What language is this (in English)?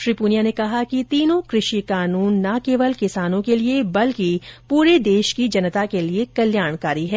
Hindi